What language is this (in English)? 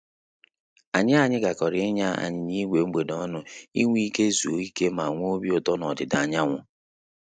Igbo